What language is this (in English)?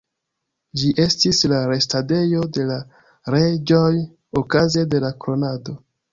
Esperanto